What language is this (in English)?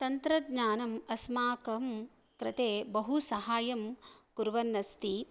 Sanskrit